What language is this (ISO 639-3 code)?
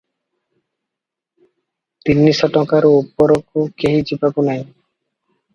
ori